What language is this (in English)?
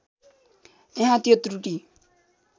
Nepali